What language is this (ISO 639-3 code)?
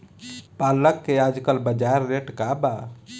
bho